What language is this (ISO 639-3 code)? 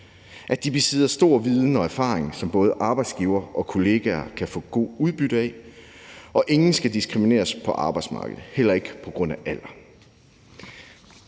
dan